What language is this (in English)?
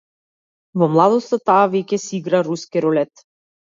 Macedonian